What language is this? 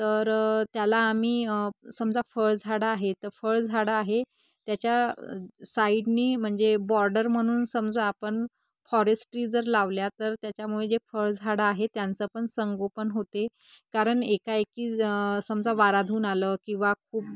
Marathi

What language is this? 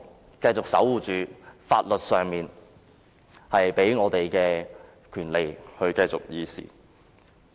Cantonese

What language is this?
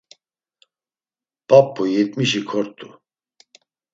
Laz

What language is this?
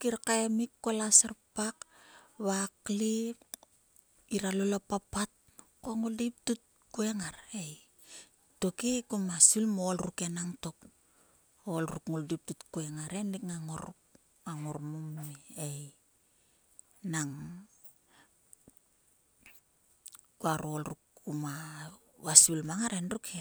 Sulka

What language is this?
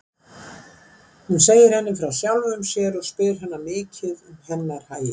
Icelandic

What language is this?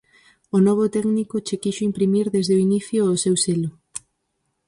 Galician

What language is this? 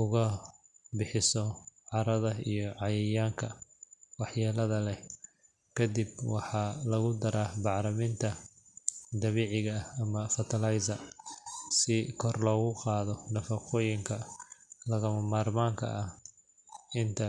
Somali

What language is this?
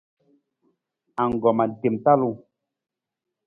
Nawdm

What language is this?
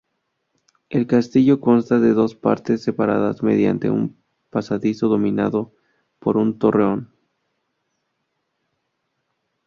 Spanish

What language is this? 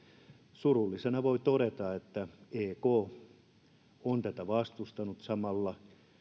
Finnish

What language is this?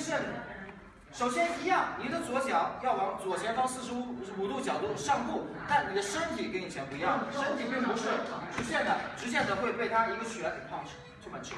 Chinese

